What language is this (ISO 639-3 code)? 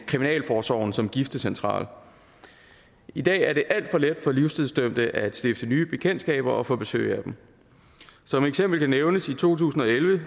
dan